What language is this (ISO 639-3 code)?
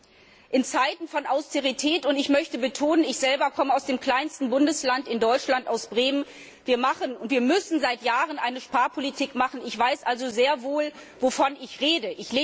deu